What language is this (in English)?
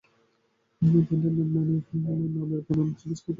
Bangla